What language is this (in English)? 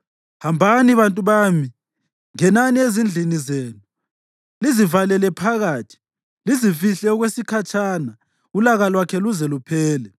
North Ndebele